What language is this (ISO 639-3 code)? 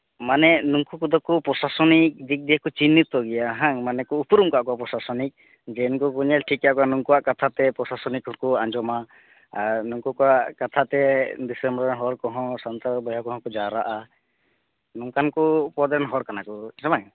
sat